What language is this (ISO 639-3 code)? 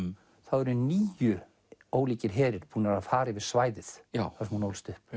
isl